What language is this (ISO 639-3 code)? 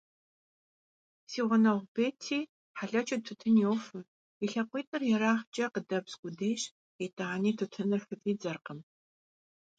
kbd